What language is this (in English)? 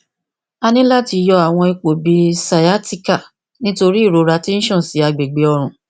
Yoruba